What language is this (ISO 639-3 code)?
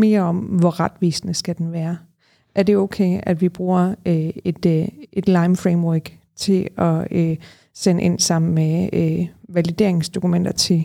dan